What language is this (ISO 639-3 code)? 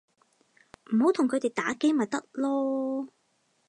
yue